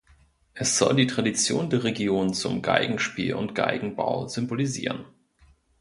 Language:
German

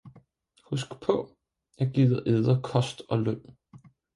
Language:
Danish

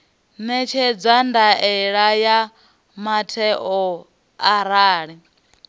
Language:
Venda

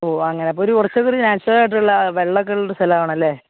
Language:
Malayalam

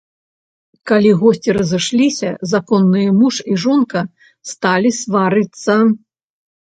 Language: Belarusian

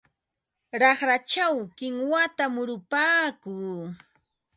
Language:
Ambo-Pasco Quechua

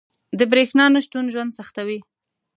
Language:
Pashto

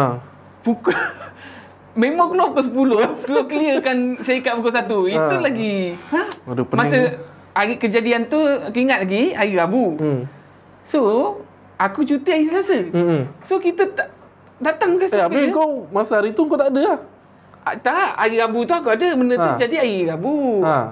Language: Malay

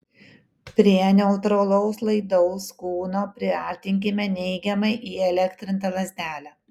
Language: Lithuanian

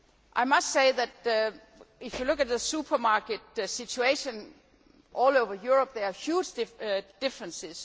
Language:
English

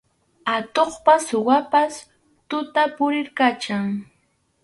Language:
Arequipa-La Unión Quechua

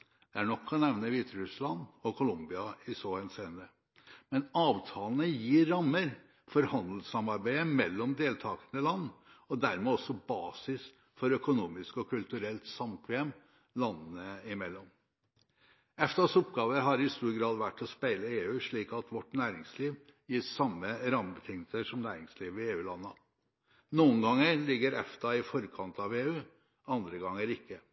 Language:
Norwegian Bokmål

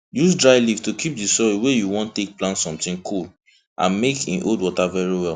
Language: Nigerian Pidgin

